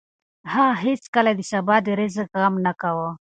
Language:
Pashto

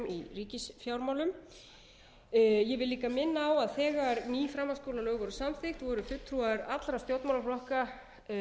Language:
Icelandic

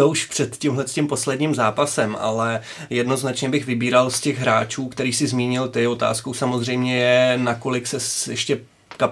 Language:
Czech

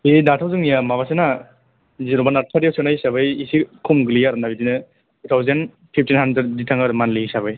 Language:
Bodo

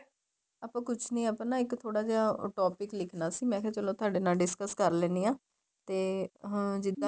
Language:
Punjabi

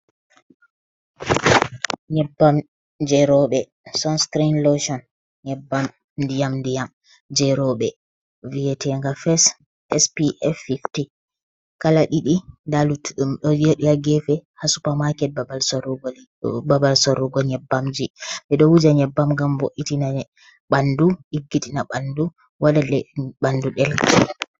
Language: Fula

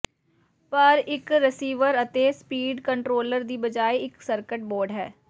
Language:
Punjabi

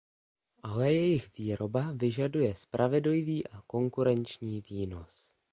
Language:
Czech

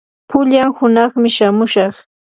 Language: Yanahuanca Pasco Quechua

